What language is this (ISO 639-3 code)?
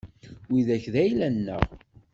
kab